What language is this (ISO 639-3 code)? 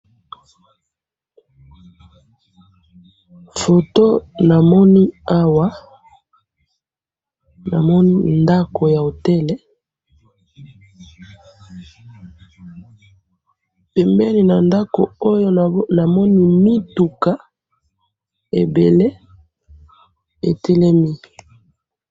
lin